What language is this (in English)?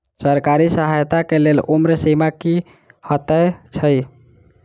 Maithili